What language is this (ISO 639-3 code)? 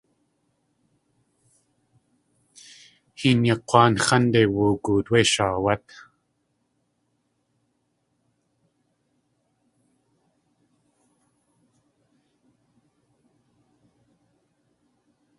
tli